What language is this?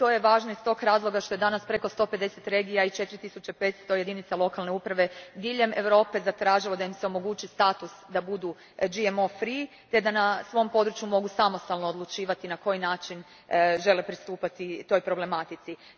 Croatian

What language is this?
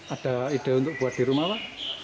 Indonesian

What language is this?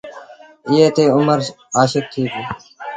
Sindhi Bhil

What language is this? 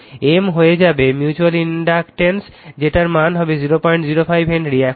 Bangla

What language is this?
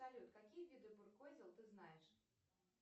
Russian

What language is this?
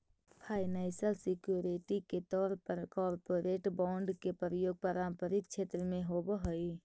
Magahi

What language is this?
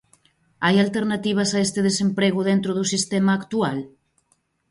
Galician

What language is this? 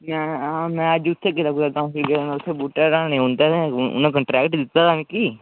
Dogri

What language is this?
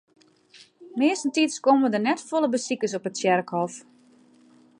Western Frisian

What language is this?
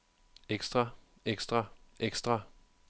Danish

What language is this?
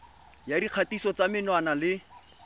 Tswana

